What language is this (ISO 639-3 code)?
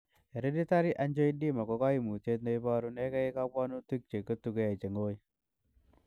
kln